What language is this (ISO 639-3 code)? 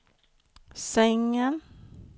swe